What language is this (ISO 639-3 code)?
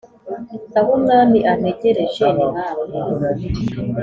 kin